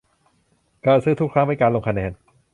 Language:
Thai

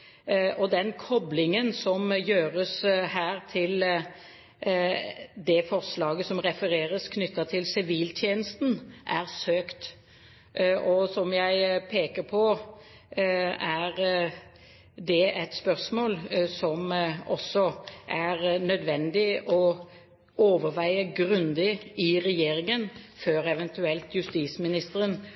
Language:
Norwegian Bokmål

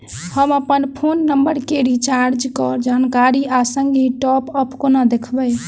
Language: Maithili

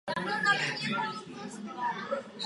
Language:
Czech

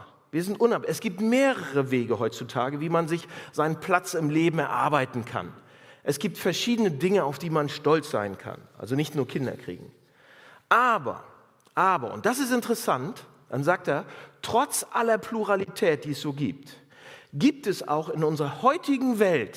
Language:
German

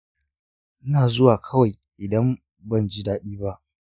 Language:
Hausa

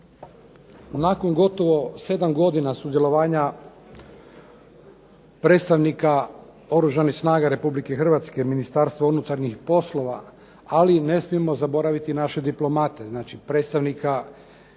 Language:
Croatian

